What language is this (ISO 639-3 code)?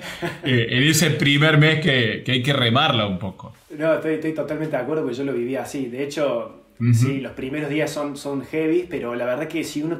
spa